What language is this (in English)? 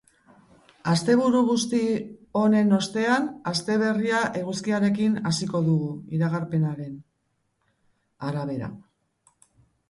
Basque